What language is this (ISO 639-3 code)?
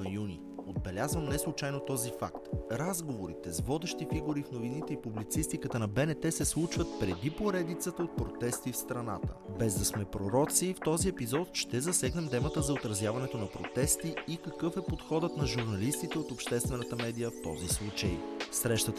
bul